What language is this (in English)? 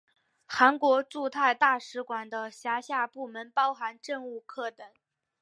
Chinese